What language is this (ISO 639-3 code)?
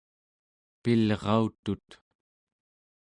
esu